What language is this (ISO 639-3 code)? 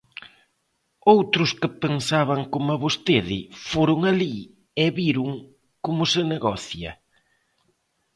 glg